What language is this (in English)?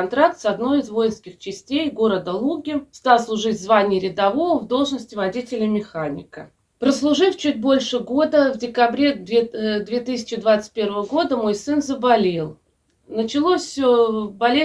Russian